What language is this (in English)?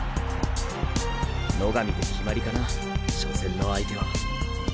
Japanese